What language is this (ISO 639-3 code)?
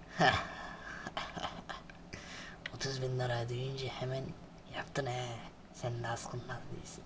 tur